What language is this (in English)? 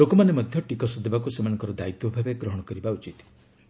Odia